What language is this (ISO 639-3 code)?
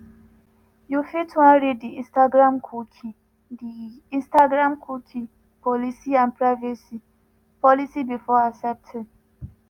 pcm